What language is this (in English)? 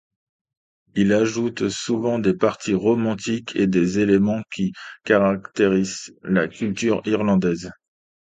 French